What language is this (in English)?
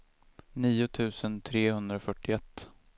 Swedish